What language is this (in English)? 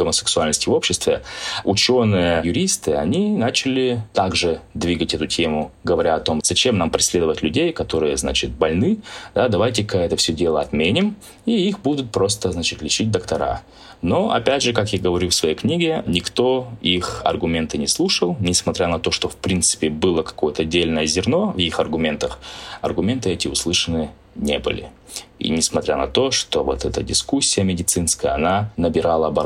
Russian